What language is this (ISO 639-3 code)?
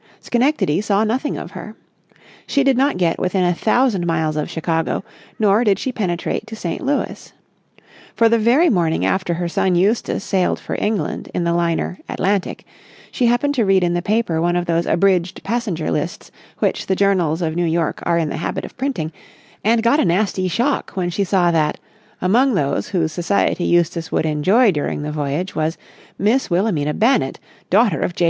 eng